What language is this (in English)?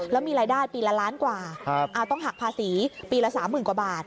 Thai